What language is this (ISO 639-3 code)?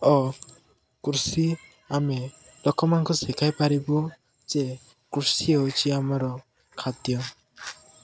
ori